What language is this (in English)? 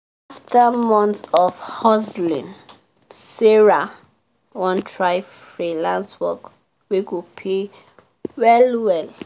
Nigerian Pidgin